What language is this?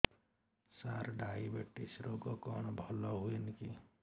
Odia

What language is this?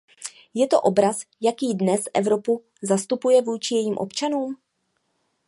Czech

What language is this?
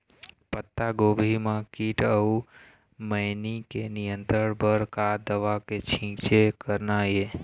Chhattisgarhi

